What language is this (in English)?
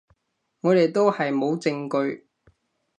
Cantonese